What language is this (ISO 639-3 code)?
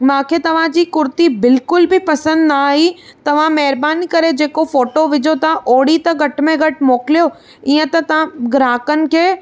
snd